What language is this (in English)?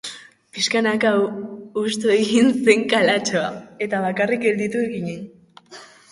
Basque